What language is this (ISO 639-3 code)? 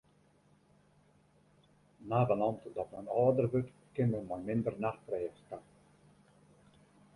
fry